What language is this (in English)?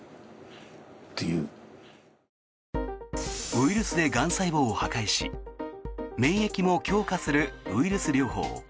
Japanese